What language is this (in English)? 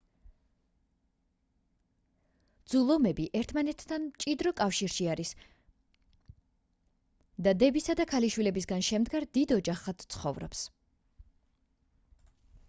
Georgian